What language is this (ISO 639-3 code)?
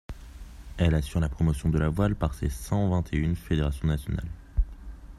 fra